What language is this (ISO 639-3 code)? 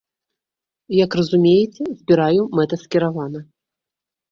bel